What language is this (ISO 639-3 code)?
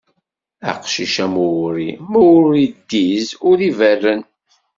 kab